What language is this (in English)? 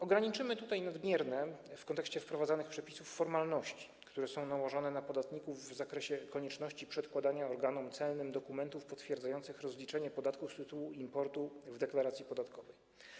Polish